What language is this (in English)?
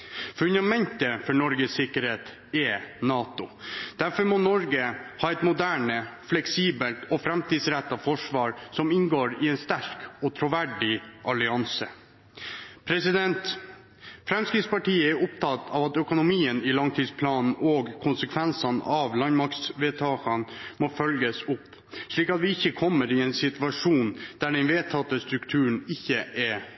Norwegian Bokmål